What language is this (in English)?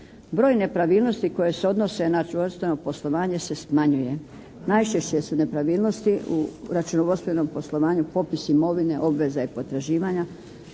Croatian